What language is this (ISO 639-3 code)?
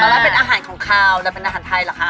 tha